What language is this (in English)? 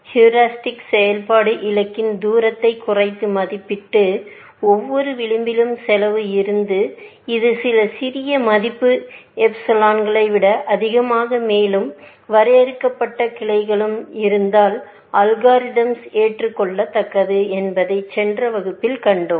Tamil